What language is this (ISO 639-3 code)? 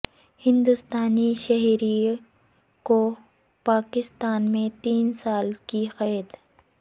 urd